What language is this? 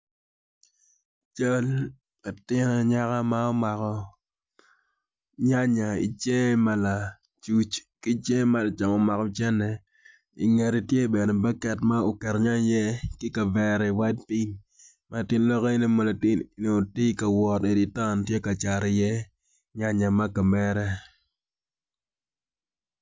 Acoli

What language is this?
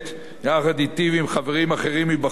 Hebrew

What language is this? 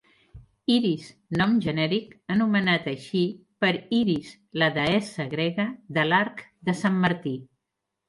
Catalan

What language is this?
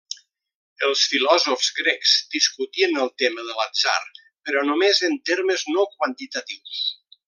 Catalan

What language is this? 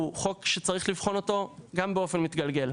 Hebrew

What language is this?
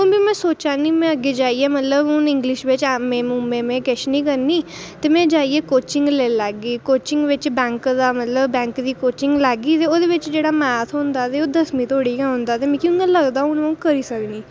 Dogri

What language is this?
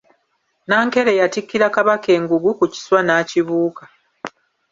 Ganda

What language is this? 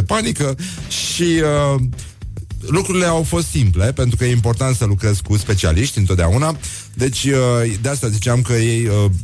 Romanian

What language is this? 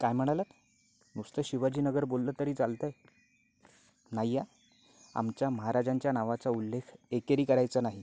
Marathi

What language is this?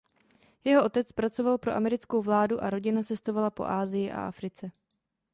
Czech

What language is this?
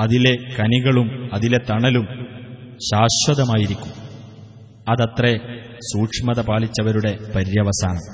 Arabic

